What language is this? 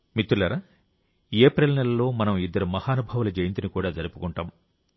Telugu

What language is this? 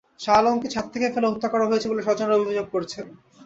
Bangla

